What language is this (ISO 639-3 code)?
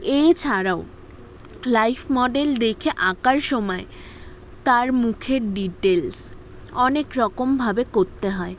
ben